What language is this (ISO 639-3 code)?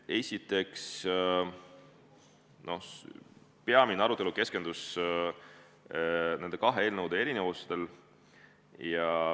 est